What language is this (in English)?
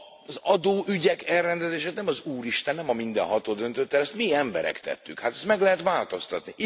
Hungarian